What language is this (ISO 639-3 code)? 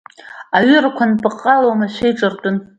abk